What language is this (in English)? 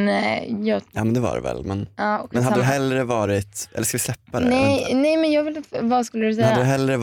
Swedish